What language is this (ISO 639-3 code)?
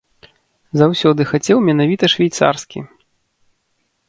bel